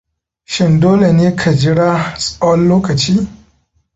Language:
Hausa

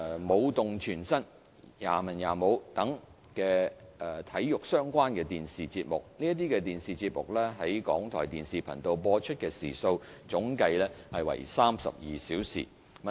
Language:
Cantonese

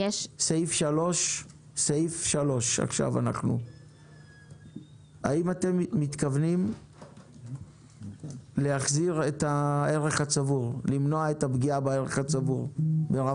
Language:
Hebrew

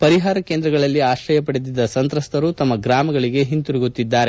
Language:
Kannada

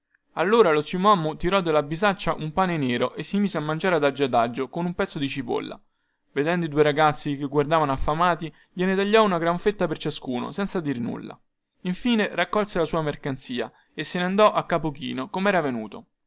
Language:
Italian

